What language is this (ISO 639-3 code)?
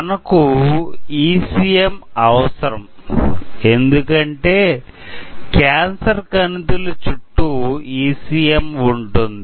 tel